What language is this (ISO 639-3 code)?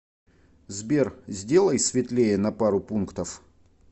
rus